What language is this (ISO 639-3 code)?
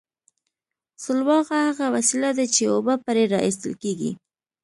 pus